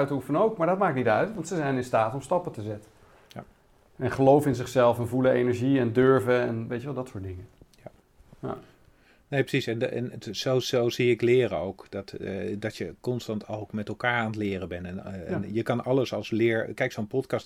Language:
Dutch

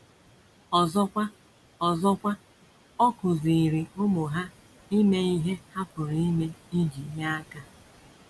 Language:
Igbo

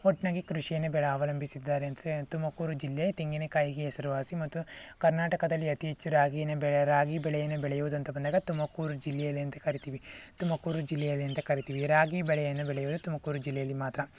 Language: Kannada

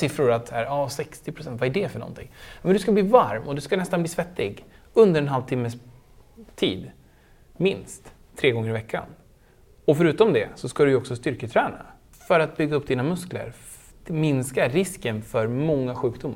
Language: Swedish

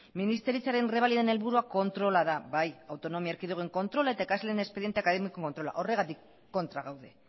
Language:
Basque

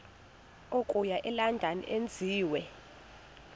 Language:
Xhosa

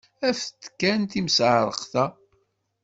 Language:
Kabyle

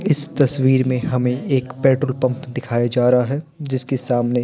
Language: Hindi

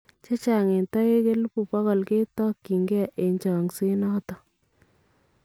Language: Kalenjin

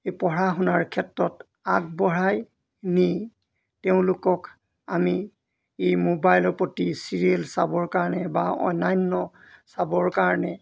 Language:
Assamese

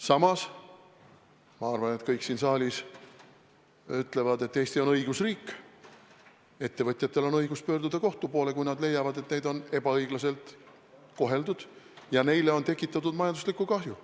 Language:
Estonian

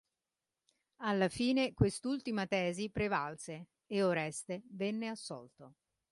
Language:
Italian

